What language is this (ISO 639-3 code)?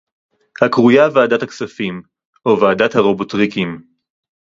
heb